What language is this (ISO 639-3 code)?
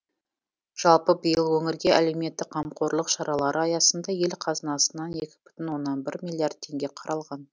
kaz